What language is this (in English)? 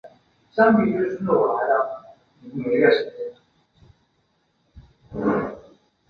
Chinese